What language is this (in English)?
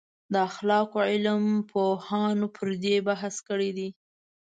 Pashto